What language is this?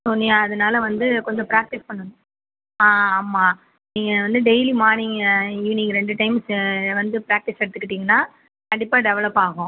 Tamil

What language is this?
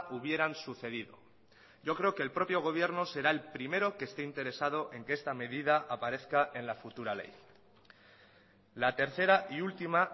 Spanish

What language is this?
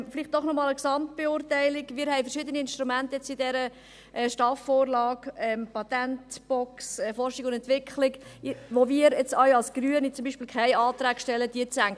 Swiss German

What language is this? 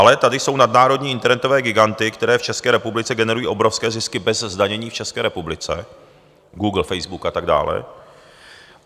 Czech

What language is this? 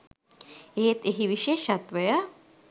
Sinhala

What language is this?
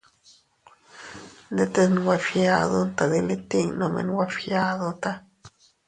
Teutila Cuicatec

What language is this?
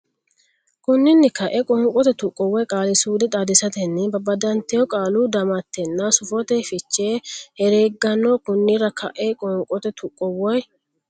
Sidamo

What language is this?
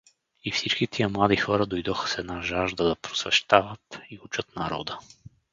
Bulgarian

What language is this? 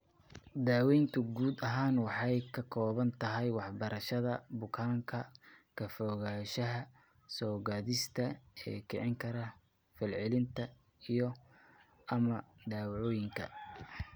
Somali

